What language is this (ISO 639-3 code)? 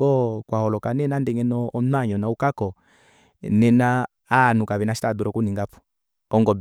kua